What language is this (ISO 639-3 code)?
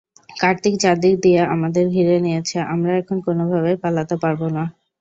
ben